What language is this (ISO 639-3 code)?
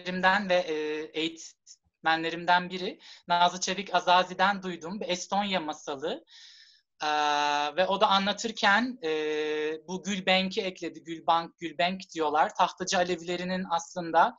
tur